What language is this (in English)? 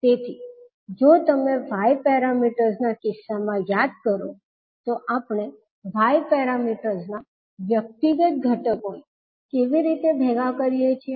Gujarati